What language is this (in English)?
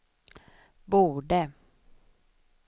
Swedish